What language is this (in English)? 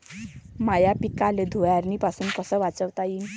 Marathi